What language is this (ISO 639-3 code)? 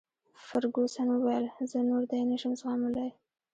pus